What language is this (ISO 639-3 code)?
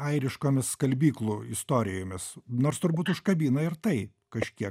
lit